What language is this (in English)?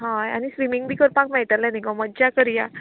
Konkani